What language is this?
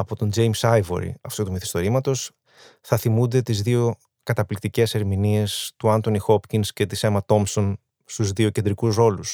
Greek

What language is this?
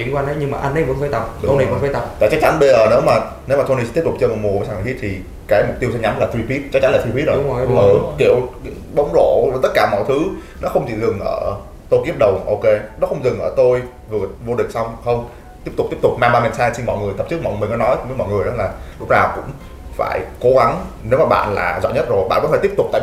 Vietnamese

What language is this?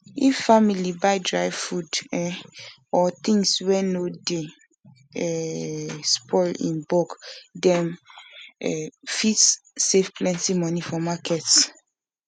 Nigerian Pidgin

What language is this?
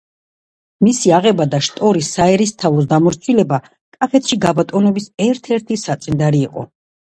Georgian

